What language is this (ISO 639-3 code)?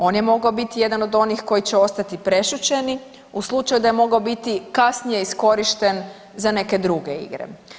hrv